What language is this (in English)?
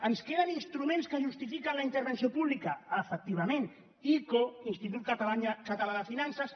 Catalan